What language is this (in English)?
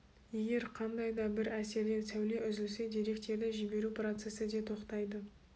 Kazakh